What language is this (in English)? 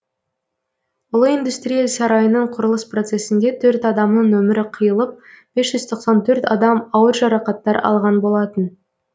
Kazakh